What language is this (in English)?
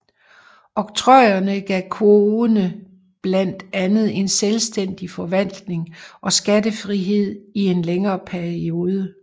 Danish